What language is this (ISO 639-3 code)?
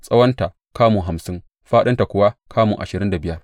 hau